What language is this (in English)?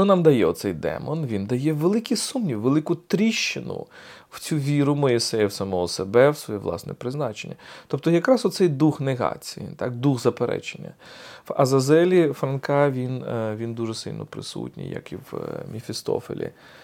Ukrainian